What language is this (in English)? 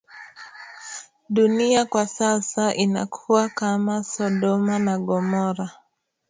Swahili